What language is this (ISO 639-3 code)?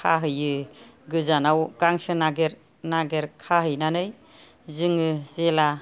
brx